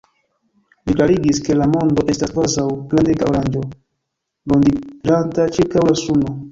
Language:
Esperanto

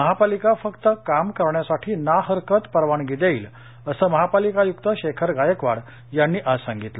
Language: Marathi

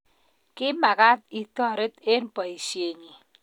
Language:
Kalenjin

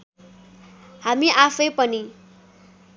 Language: Nepali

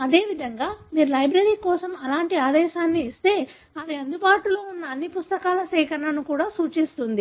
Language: Telugu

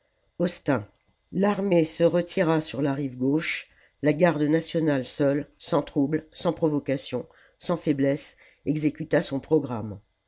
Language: French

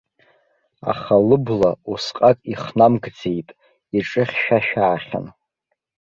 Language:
Abkhazian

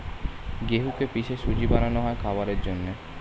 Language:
Bangla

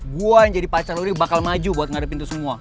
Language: Indonesian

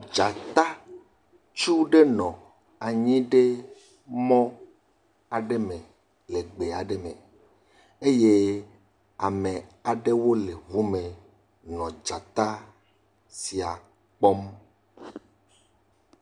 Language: Ewe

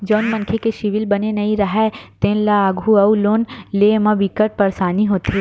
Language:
Chhattisgarhi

